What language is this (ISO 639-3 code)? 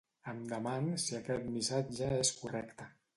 cat